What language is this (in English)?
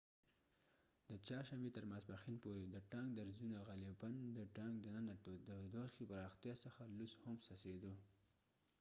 Pashto